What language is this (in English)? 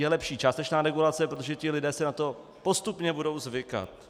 Czech